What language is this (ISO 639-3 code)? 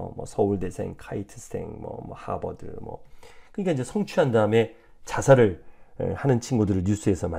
kor